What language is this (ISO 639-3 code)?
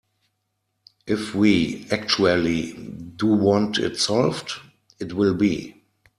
eng